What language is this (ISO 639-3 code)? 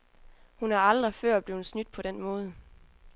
dan